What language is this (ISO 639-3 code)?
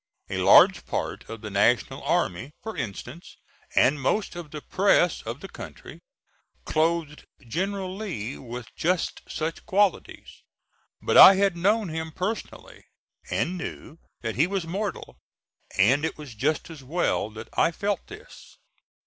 eng